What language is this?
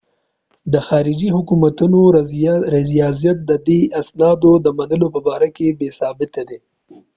Pashto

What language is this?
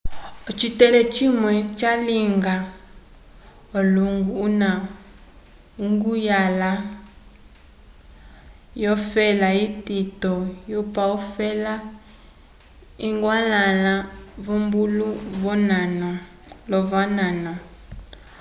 Umbundu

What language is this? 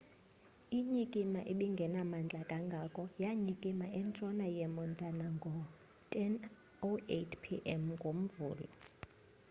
Xhosa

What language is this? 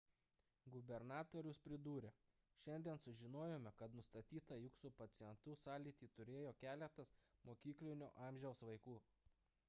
Lithuanian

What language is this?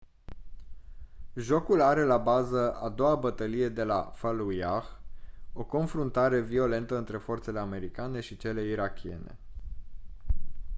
Romanian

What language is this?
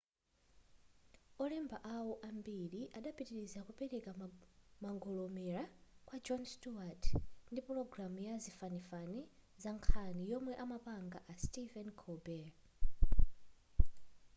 Nyanja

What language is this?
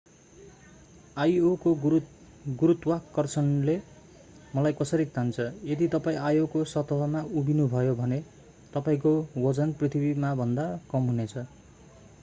Nepali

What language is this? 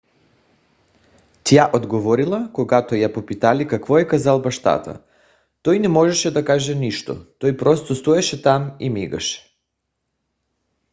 Bulgarian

